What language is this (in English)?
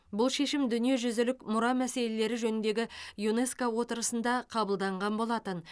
Kazakh